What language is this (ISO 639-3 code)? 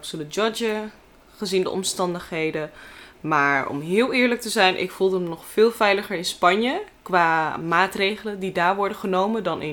nld